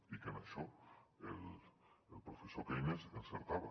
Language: Catalan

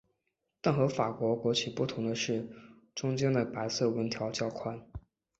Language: Chinese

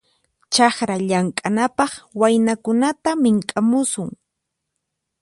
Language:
Puno Quechua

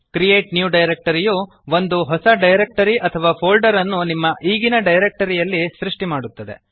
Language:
Kannada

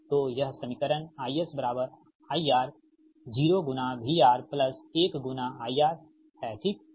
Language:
Hindi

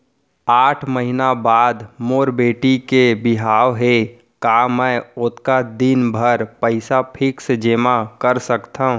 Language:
Chhattisgarhi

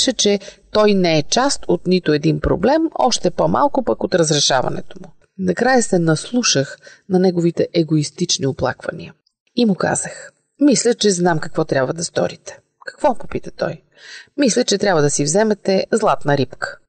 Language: Bulgarian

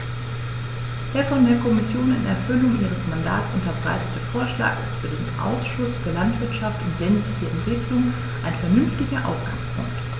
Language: German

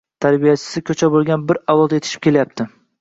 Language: Uzbek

